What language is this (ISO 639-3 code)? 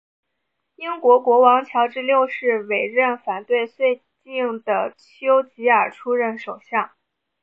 zho